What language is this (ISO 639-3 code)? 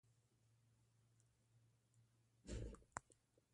pus